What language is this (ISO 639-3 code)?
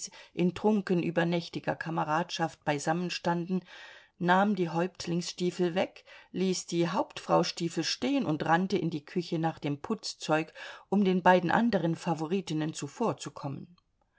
deu